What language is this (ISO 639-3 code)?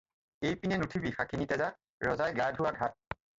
asm